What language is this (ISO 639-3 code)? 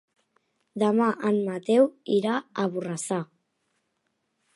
cat